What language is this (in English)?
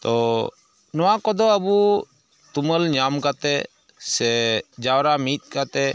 Santali